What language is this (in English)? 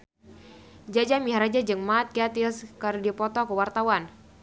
Sundanese